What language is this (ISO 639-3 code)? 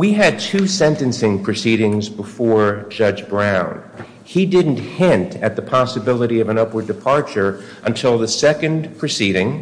eng